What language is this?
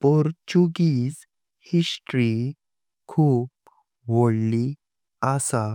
Konkani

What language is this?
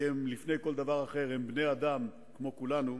Hebrew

